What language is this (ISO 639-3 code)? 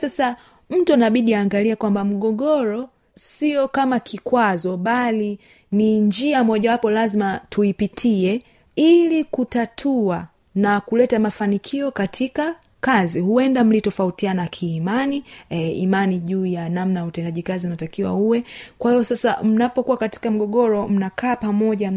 swa